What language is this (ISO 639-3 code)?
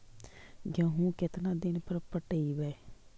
mag